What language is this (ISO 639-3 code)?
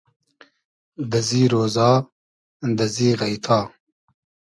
haz